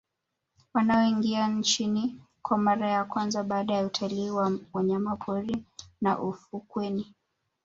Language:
Swahili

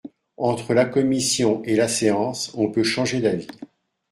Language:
French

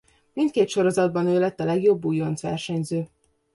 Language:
Hungarian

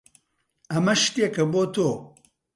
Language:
Central Kurdish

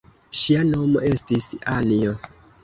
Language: Esperanto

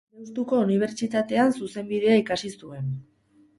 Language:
Basque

